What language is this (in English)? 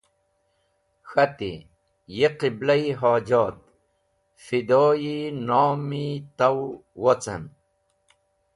Wakhi